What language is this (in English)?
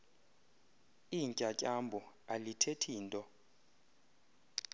Xhosa